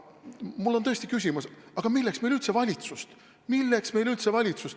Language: Estonian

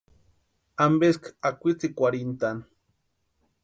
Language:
Western Highland Purepecha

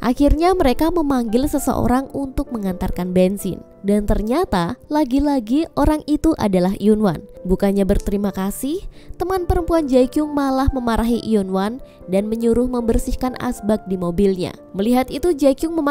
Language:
Indonesian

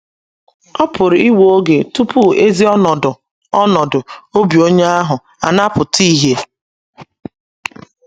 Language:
Igbo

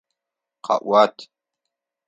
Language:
Adyghe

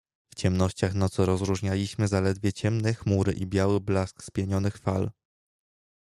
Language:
Polish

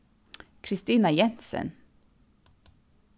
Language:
Faroese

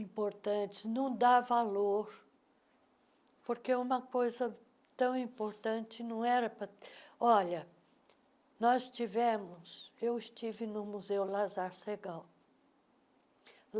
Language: Portuguese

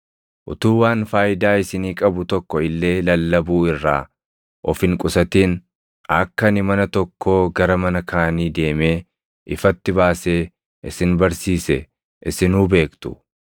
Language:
Oromo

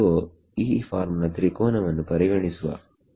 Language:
Kannada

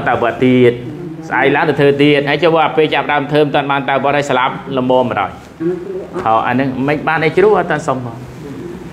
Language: Thai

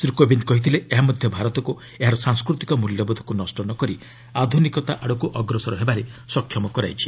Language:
Odia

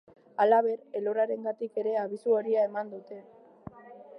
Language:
Basque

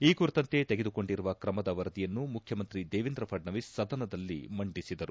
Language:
Kannada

